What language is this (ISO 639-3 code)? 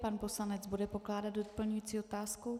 ces